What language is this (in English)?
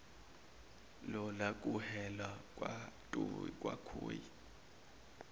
Zulu